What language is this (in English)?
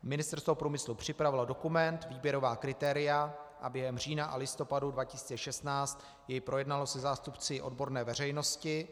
Czech